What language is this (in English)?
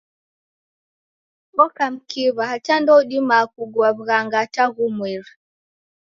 Taita